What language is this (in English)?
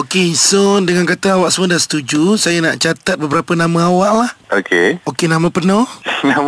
Malay